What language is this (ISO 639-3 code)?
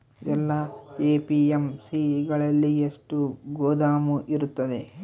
kan